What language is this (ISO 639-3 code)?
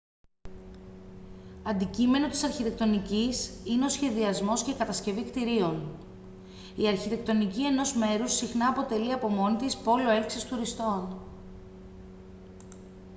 ell